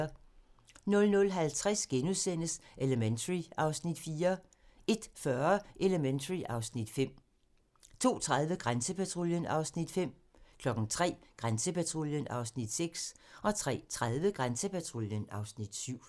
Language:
Danish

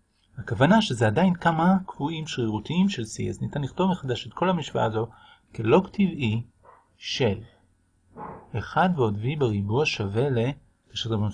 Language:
Hebrew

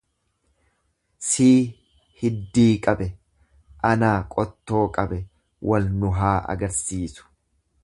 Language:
Oromo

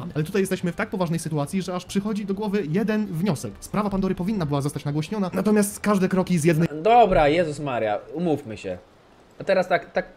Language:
Polish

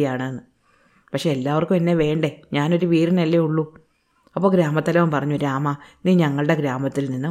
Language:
Malayalam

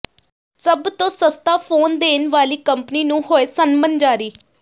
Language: Punjabi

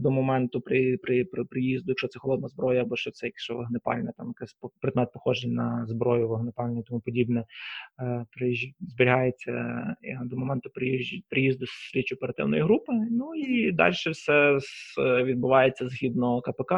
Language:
Ukrainian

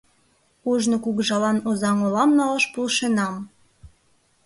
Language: Mari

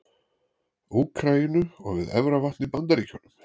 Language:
Icelandic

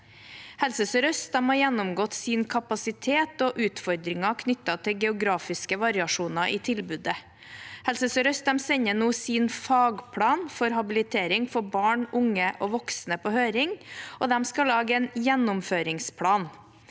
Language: Norwegian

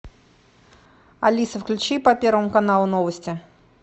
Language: Russian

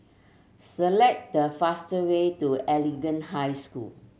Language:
English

